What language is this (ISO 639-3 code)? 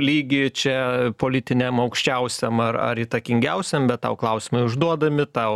lit